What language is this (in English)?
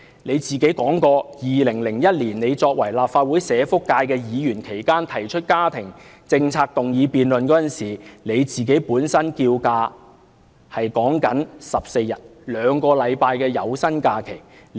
Cantonese